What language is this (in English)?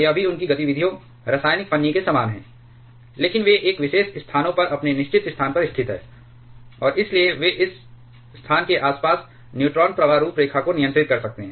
Hindi